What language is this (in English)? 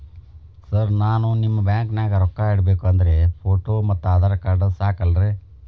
Kannada